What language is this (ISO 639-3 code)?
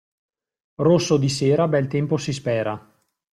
ita